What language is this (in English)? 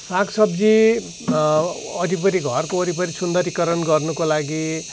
Nepali